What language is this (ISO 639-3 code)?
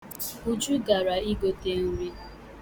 ibo